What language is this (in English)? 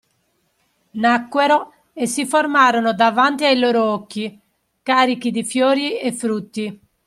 Italian